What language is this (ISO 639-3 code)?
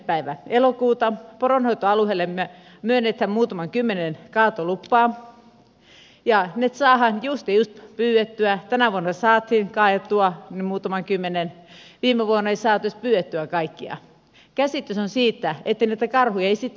fin